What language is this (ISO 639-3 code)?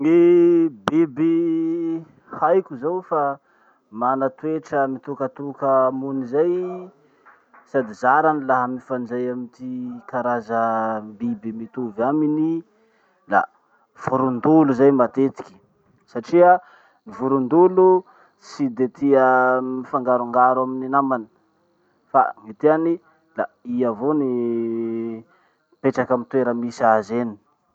msh